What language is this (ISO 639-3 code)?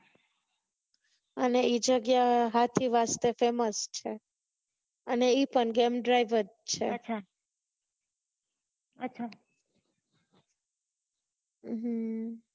guj